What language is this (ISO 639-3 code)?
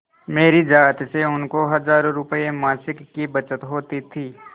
hin